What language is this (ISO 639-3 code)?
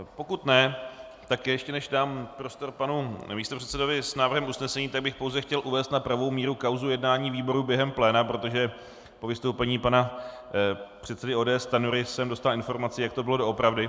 ces